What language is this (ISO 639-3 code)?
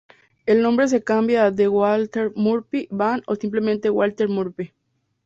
spa